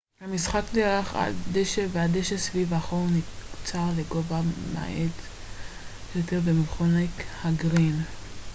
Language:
Hebrew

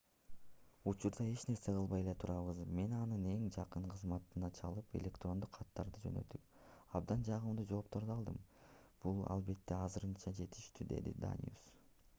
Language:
Kyrgyz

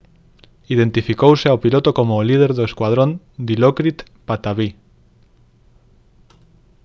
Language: Galician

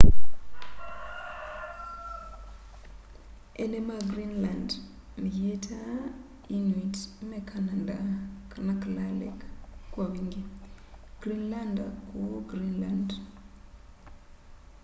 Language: Kamba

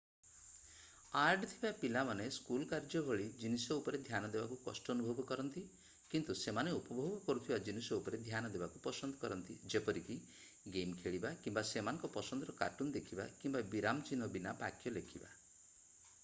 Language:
Odia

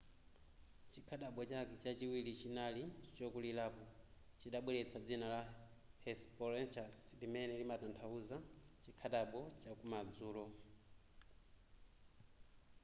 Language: Nyanja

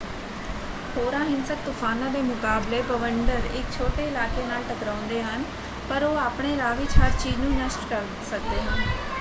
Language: Punjabi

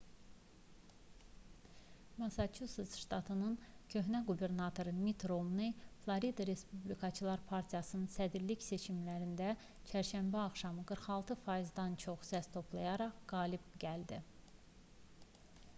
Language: Azerbaijani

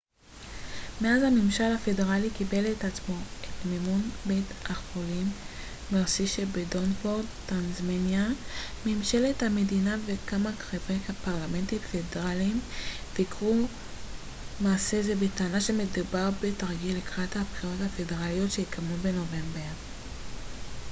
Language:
Hebrew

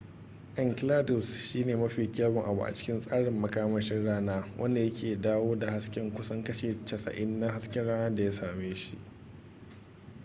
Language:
Hausa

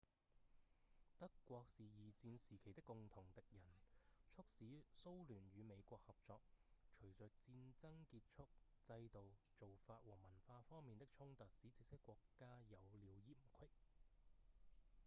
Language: Cantonese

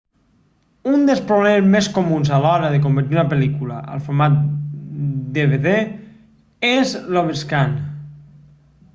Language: Catalan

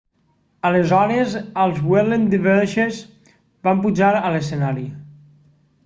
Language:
Catalan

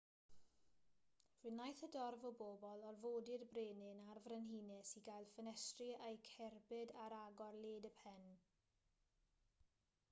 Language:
Welsh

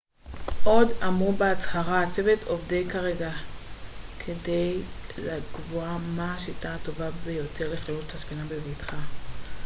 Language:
Hebrew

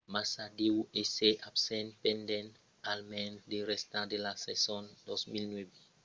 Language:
Occitan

